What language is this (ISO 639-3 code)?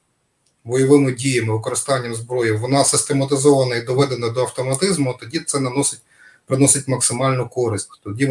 ukr